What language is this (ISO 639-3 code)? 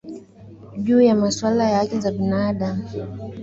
swa